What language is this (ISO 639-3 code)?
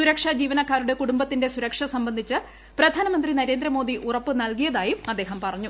mal